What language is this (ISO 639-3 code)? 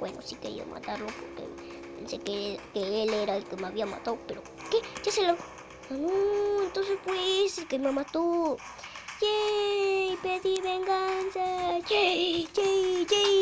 spa